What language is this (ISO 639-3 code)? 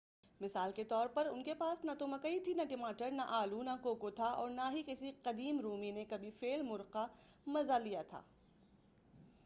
urd